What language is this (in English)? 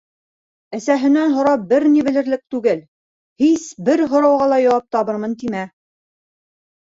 Bashkir